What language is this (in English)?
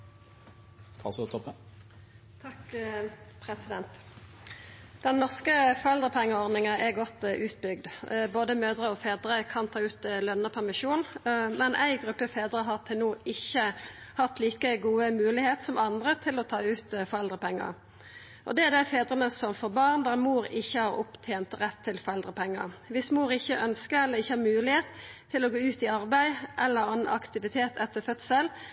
Norwegian Nynorsk